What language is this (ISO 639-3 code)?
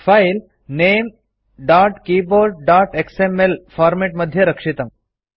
san